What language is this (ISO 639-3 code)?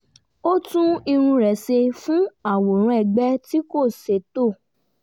yor